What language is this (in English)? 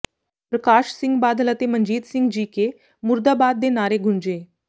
Punjabi